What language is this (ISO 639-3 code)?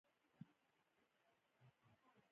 pus